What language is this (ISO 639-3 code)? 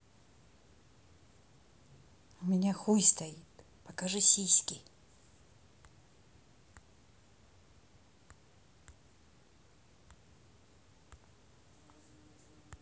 rus